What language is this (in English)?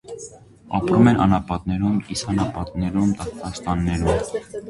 Armenian